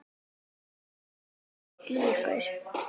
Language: Icelandic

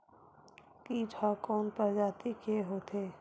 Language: Chhattisgarhi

